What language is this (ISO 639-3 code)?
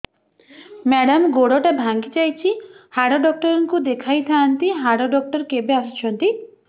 ori